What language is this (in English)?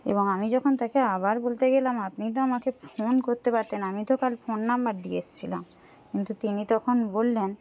Bangla